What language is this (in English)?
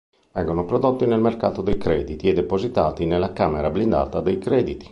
Italian